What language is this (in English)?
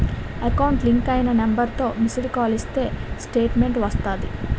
Telugu